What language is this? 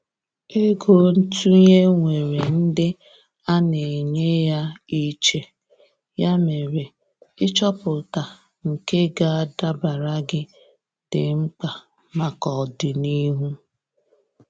Igbo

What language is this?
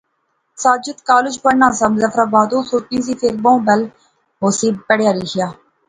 Pahari-Potwari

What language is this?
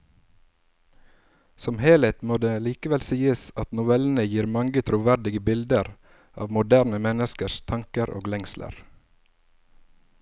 Norwegian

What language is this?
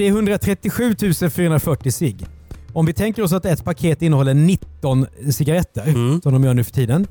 Swedish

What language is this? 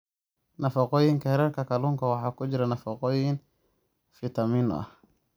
Somali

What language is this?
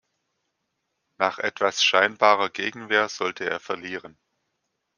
German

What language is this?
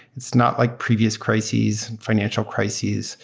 English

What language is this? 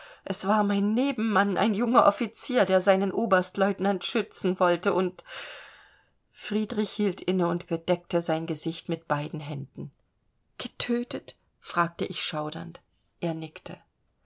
German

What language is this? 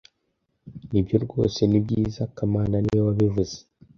Kinyarwanda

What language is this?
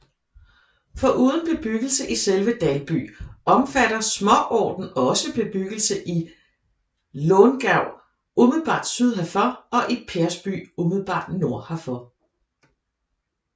Danish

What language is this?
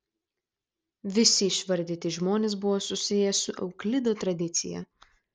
Lithuanian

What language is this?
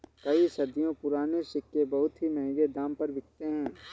Hindi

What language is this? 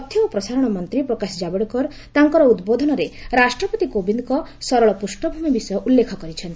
Odia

